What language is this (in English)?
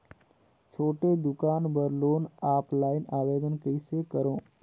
Chhattisgarhi